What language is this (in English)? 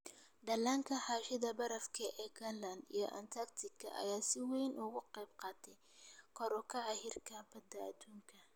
Somali